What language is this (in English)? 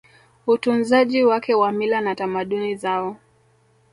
Swahili